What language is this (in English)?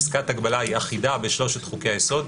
Hebrew